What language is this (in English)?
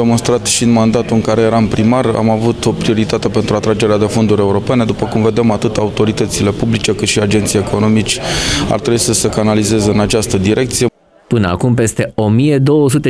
Romanian